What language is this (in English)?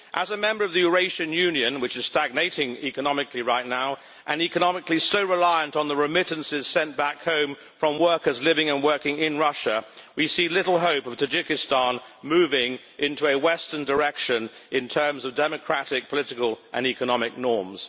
English